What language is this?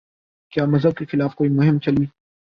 Urdu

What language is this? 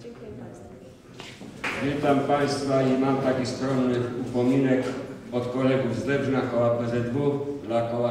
Polish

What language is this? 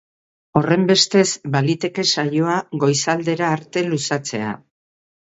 Basque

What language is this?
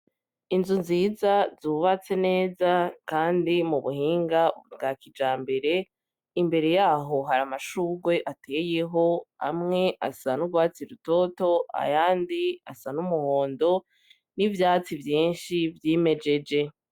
Rundi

